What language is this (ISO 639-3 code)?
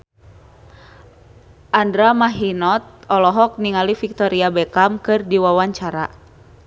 sun